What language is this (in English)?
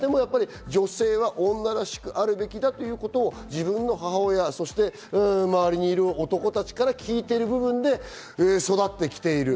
Japanese